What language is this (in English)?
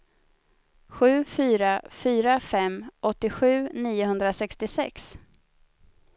Swedish